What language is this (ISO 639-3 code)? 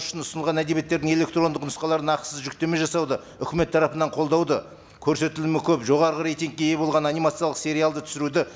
kaz